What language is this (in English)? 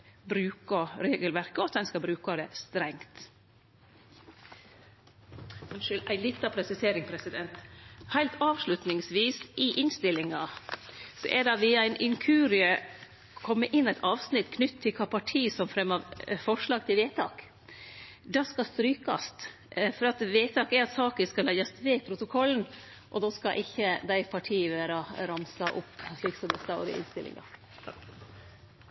Norwegian